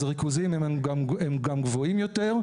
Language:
Hebrew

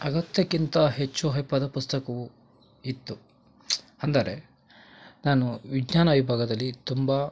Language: Kannada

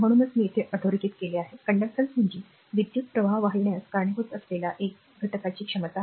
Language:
Marathi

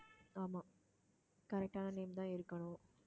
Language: Tamil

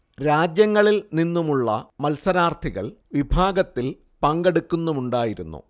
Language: Malayalam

